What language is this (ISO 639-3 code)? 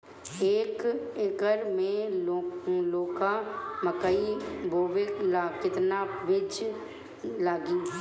bho